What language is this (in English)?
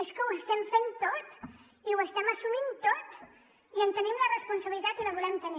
Catalan